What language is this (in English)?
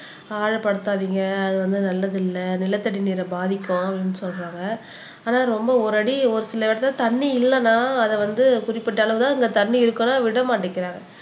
Tamil